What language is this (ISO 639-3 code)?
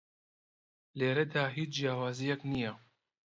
ckb